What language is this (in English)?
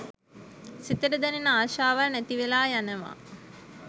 Sinhala